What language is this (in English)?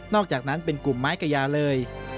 Thai